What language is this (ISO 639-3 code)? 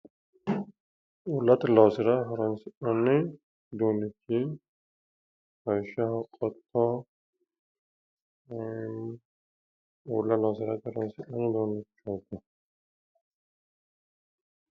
sid